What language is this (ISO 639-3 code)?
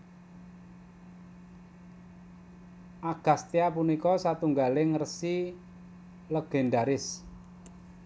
jav